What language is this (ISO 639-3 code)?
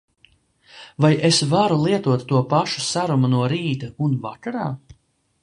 lav